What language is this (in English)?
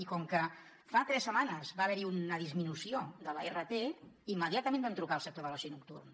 Catalan